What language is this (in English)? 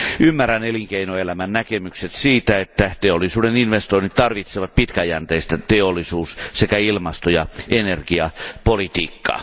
Finnish